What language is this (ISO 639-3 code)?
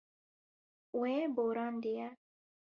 kur